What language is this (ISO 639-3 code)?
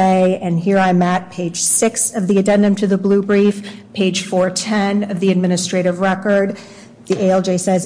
eng